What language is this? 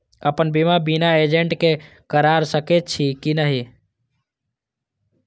Maithili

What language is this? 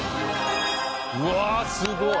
Japanese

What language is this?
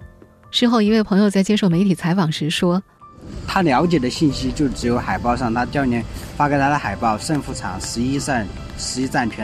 Chinese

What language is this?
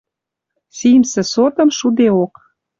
Western Mari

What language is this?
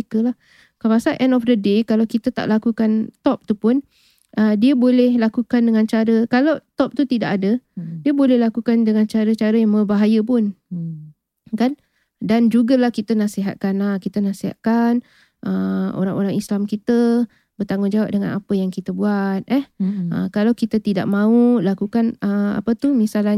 Malay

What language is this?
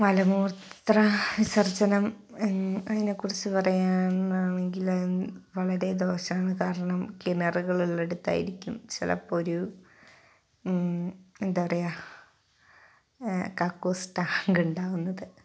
Malayalam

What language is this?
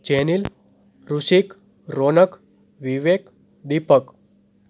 Gujarati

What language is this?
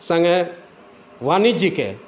Maithili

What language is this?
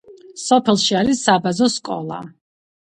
Georgian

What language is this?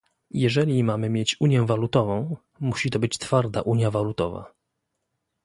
Polish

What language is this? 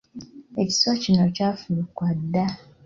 Ganda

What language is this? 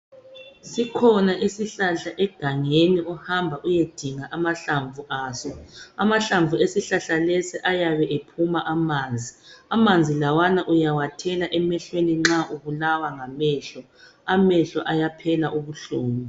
North Ndebele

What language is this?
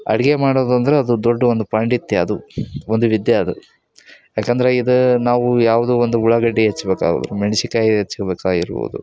Kannada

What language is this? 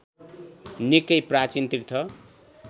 Nepali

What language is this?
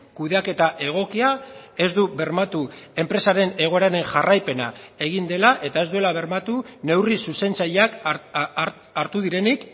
Basque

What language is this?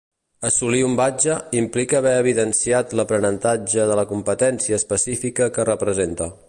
Catalan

